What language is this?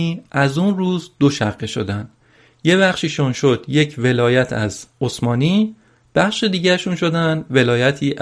Persian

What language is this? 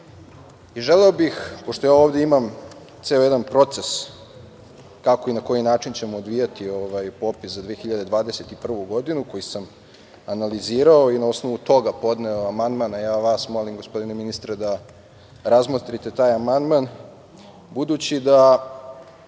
Serbian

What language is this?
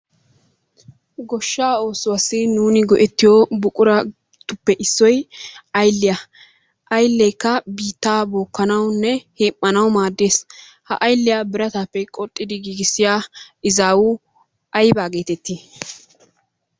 Wolaytta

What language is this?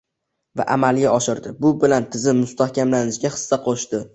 Uzbek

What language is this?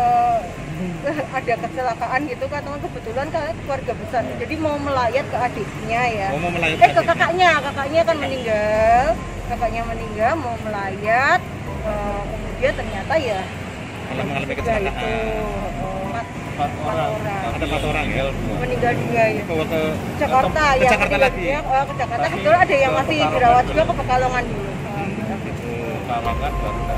Indonesian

